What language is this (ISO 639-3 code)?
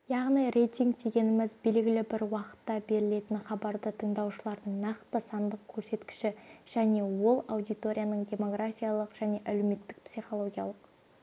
kaz